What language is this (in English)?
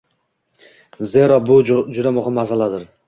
Uzbek